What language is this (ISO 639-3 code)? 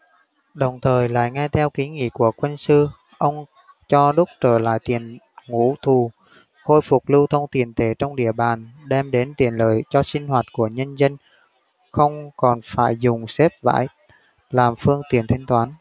vie